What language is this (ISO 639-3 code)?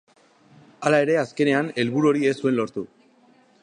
eus